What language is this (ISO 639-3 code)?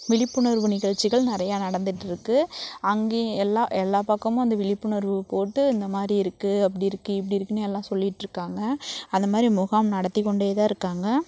tam